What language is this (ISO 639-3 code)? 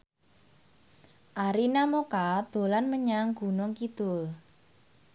jav